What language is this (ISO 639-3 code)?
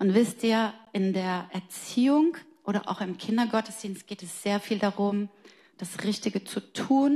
deu